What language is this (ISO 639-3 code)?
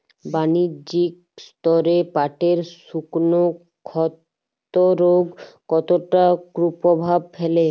ben